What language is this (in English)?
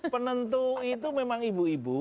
Indonesian